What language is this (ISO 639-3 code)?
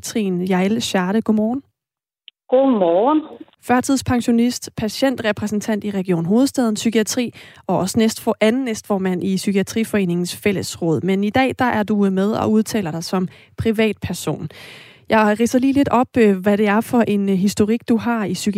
dan